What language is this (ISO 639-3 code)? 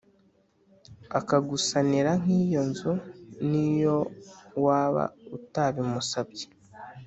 kin